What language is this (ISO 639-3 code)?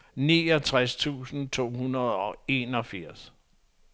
dan